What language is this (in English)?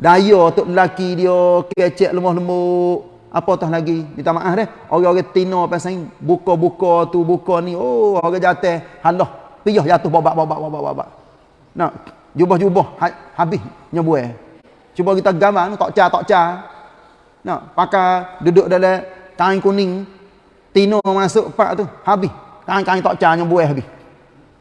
Malay